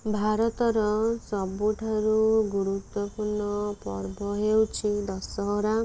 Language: Odia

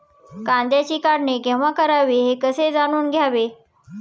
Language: Marathi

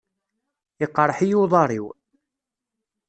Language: Kabyle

